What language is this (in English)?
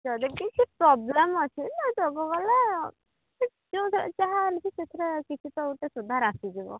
Odia